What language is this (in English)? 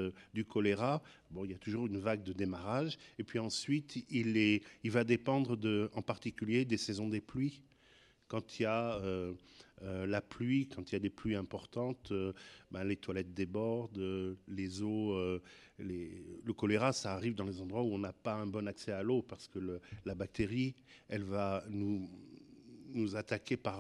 French